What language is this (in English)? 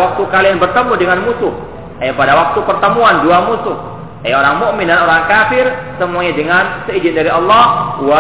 Malay